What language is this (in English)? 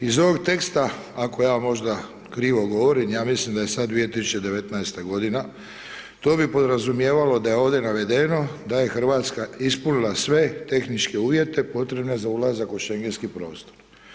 Croatian